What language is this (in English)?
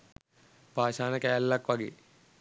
Sinhala